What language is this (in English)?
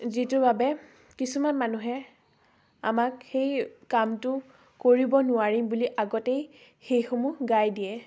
Assamese